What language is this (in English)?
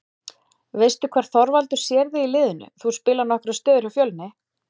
Icelandic